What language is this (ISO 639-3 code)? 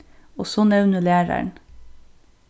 fao